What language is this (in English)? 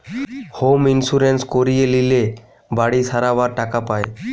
Bangla